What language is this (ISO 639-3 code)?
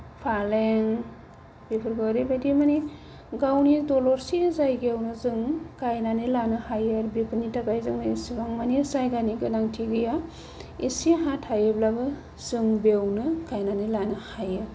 brx